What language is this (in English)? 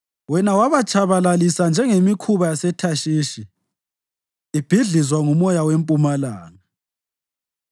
North Ndebele